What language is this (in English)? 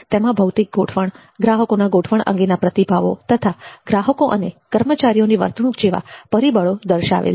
Gujarati